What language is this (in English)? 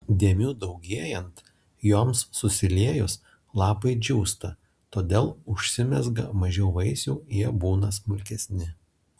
Lithuanian